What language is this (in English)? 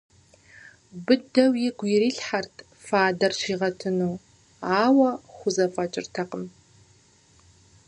Kabardian